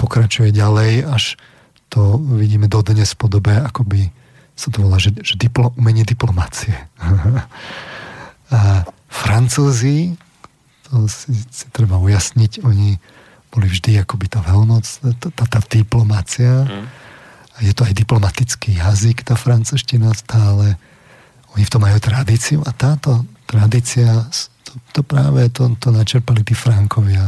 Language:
Slovak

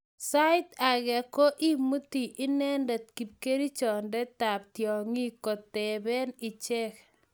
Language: Kalenjin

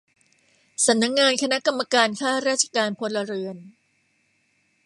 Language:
Thai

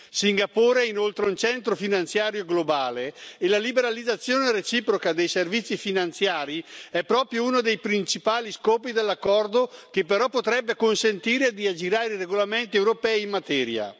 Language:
Italian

